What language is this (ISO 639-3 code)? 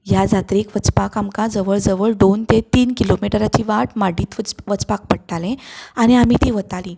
kok